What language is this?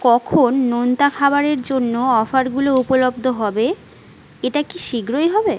Bangla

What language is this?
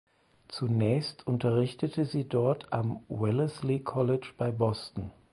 German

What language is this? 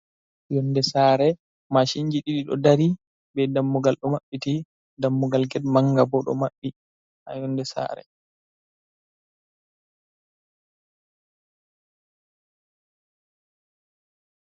Fula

